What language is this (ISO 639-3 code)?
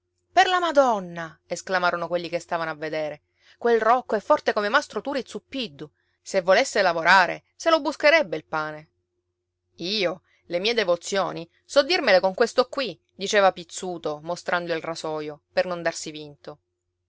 ita